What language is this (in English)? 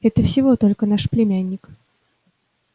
Russian